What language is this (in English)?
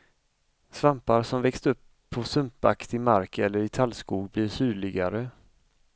Swedish